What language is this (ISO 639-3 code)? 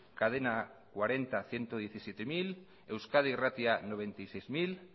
spa